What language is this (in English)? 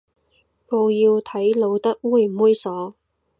Cantonese